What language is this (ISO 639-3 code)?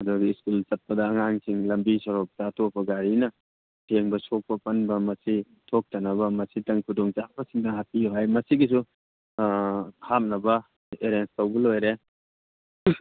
mni